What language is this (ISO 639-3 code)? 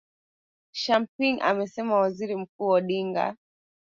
swa